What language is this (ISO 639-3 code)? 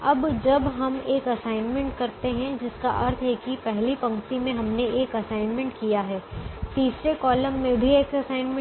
hin